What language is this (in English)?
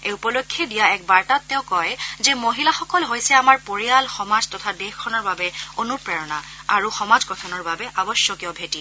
Assamese